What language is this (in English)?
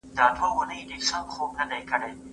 Pashto